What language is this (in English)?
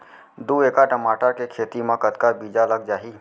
Chhattisgarhi